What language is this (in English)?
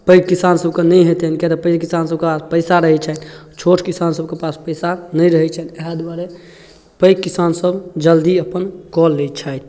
Maithili